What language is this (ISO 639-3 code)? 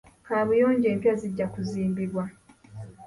lug